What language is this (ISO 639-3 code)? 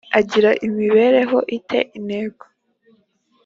kin